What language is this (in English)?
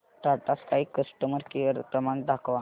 Marathi